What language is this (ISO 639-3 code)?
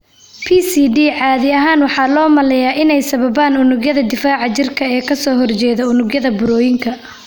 som